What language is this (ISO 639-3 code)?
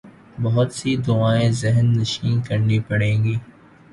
urd